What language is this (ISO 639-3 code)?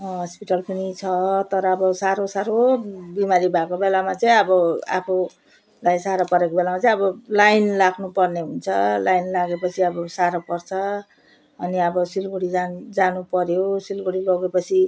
nep